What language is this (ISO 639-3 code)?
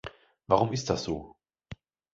deu